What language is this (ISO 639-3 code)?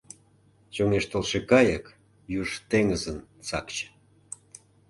chm